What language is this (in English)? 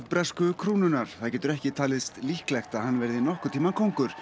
Icelandic